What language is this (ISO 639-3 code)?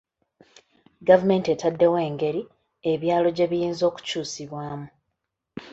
lug